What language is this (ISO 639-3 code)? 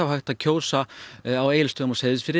isl